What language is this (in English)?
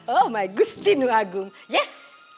Indonesian